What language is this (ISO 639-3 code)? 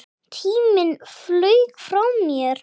isl